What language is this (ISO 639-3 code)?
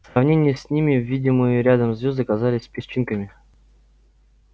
rus